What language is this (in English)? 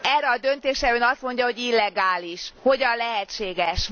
Hungarian